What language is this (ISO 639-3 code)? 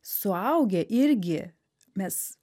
lit